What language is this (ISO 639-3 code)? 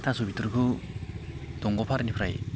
brx